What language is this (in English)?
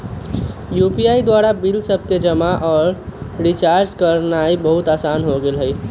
Magahi